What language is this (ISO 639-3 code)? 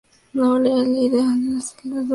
spa